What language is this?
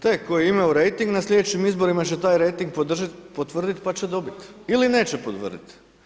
Croatian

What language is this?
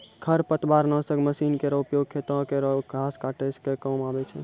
Maithili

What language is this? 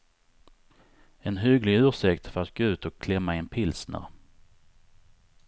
Swedish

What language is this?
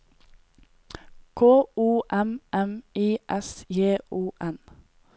Norwegian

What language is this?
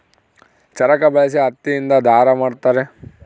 Kannada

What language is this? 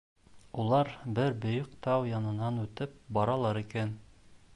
Bashkir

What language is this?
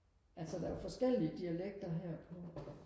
Danish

